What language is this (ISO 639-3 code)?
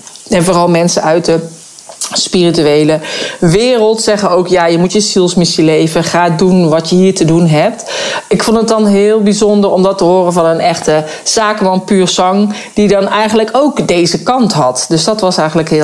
nld